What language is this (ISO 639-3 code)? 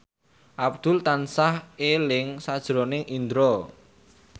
jav